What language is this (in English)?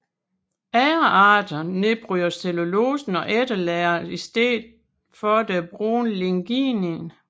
Danish